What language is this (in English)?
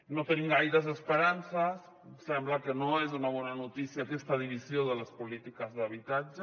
Catalan